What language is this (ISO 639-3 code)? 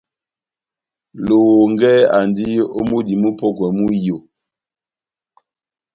bnm